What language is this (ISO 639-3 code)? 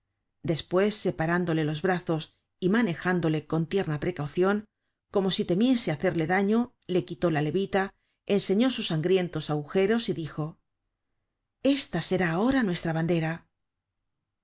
spa